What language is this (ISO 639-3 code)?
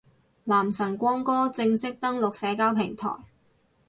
yue